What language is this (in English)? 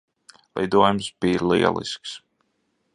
Latvian